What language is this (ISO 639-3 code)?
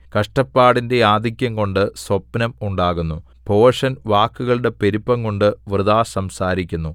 mal